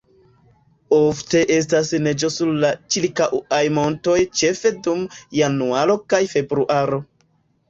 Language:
Esperanto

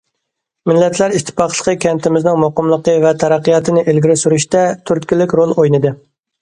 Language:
Uyghur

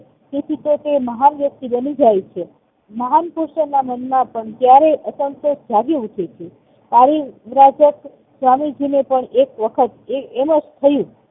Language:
Gujarati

